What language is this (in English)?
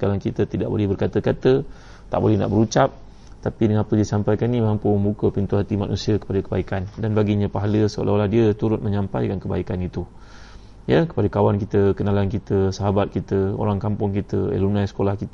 Malay